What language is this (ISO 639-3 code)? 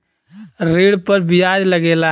bho